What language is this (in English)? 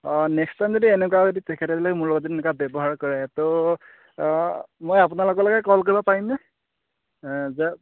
Assamese